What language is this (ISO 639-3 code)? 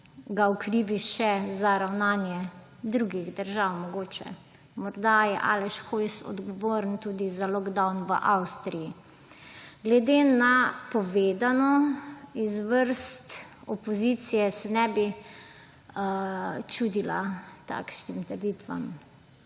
slv